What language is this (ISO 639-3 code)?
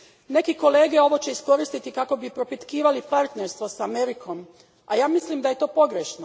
hrv